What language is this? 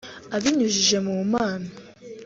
Kinyarwanda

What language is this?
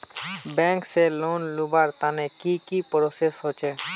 Magahi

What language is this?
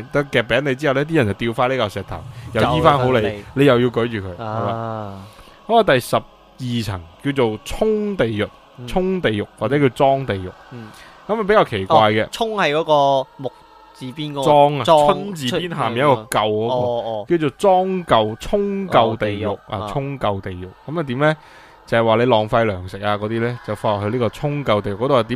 Chinese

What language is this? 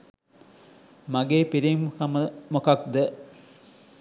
Sinhala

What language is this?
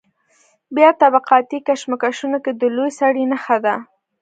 Pashto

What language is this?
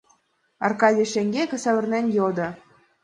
Mari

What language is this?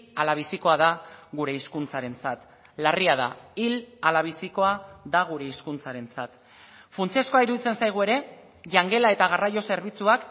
Basque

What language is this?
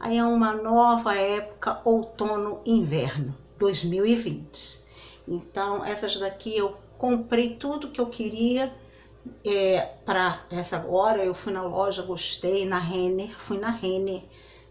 Portuguese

